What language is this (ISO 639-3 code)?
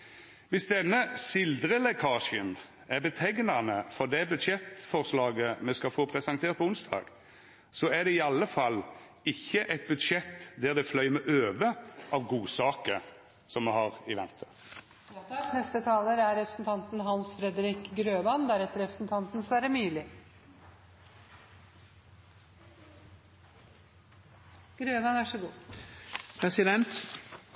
nor